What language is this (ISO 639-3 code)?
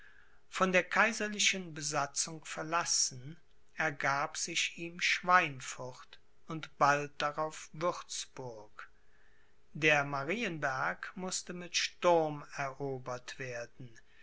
deu